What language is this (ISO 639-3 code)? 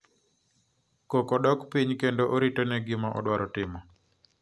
luo